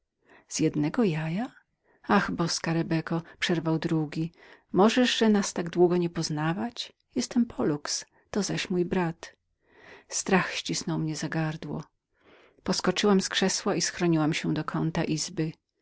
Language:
Polish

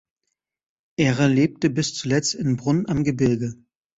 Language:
German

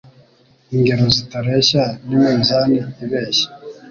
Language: Kinyarwanda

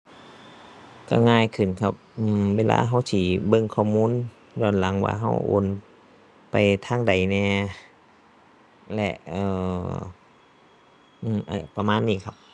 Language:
Thai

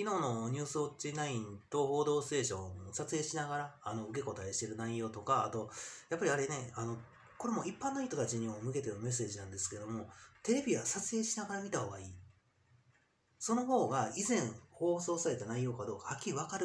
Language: Japanese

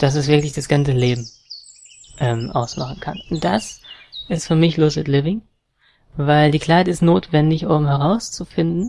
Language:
German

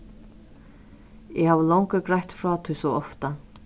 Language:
Faroese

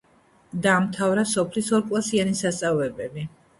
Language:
Georgian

